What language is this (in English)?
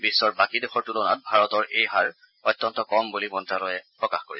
Assamese